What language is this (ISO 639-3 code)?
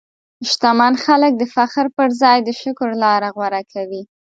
pus